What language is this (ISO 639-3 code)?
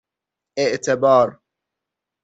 fas